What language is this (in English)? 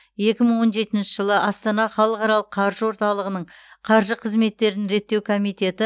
Kazakh